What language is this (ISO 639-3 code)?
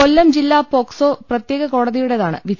mal